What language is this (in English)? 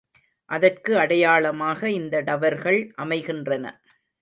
Tamil